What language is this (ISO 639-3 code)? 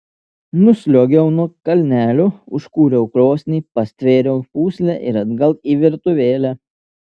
lit